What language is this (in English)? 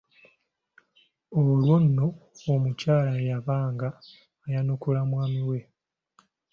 Ganda